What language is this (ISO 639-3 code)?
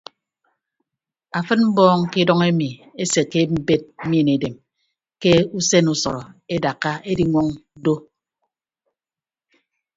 ibb